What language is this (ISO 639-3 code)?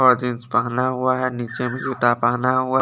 hin